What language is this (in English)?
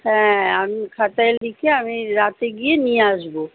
Bangla